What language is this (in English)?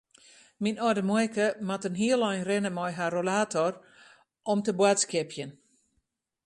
Western Frisian